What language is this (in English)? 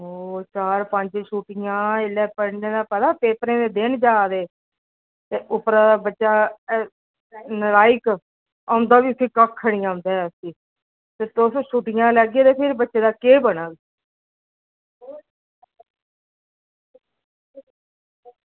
Dogri